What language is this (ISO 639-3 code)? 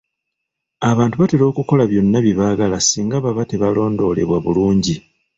lug